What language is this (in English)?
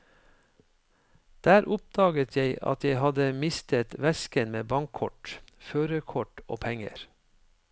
Norwegian